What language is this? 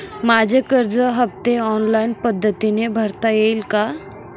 Marathi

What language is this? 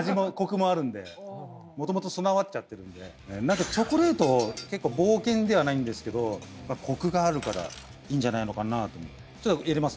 Japanese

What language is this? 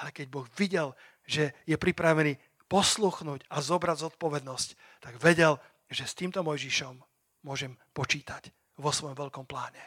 Slovak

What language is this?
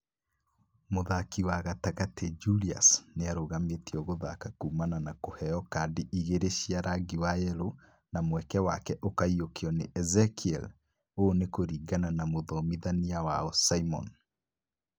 Kikuyu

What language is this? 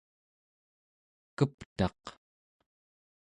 Central Yupik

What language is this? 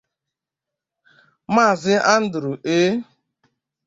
Igbo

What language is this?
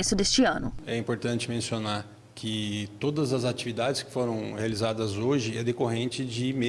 Portuguese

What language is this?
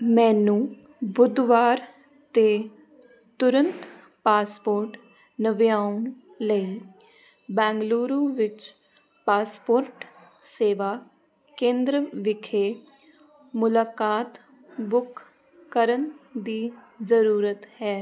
Punjabi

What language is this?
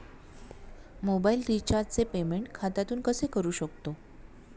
Marathi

